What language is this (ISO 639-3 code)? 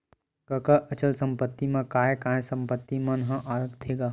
hne